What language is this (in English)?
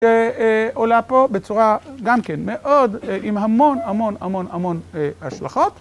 Hebrew